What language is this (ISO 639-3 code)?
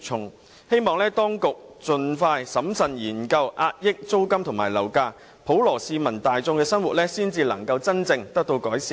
yue